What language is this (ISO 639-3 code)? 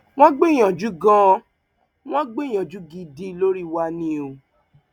yor